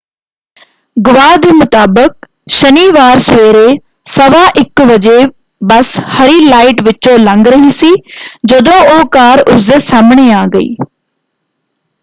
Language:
Punjabi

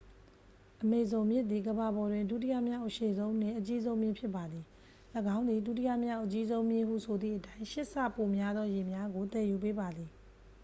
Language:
Burmese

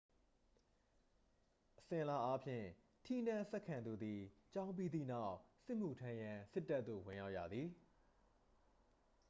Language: Burmese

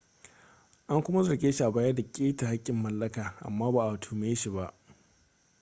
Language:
Hausa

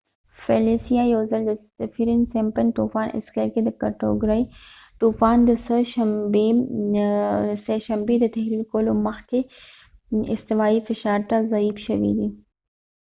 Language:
Pashto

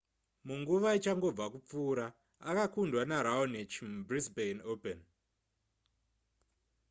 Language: Shona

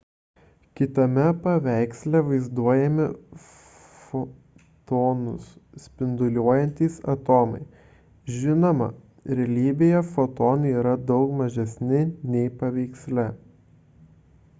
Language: Lithuanian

